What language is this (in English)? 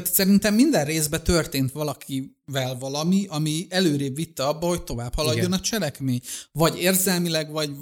Hungarian